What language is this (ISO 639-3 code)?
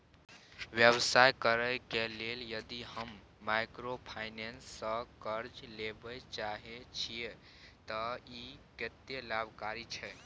mai